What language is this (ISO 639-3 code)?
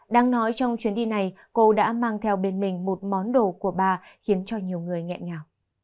vie